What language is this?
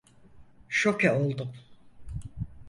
Turkish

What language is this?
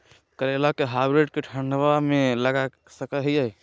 Magahi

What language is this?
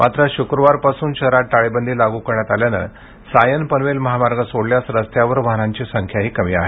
Marathi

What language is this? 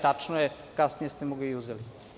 Serbian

